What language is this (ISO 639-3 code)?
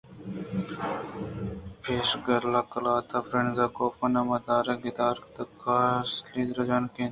bgp